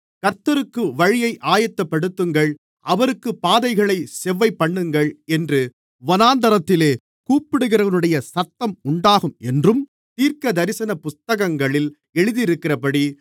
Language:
Tamil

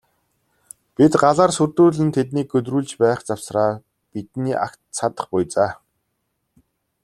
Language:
Mongolian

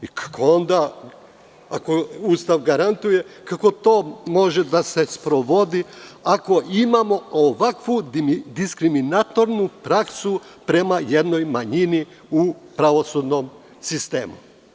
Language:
Serbian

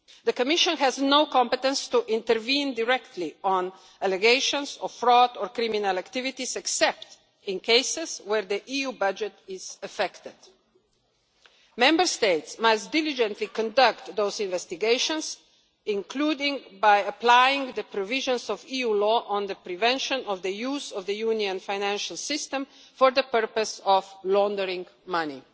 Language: English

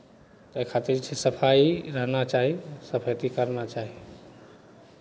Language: Maithili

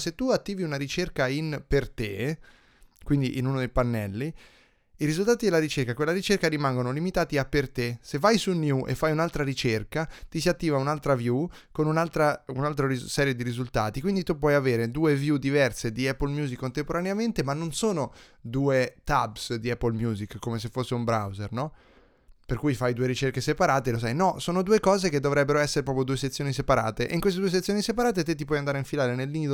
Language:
Italian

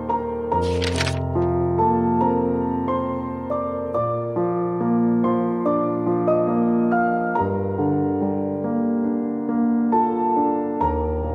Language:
Japanese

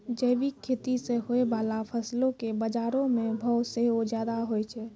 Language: Maithili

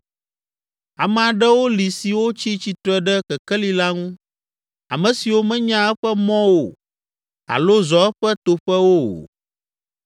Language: Ewe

